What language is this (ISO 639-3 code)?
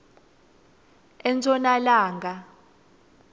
ssw